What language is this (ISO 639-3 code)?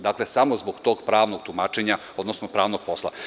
srp